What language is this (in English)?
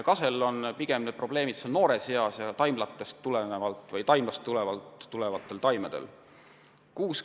Estonian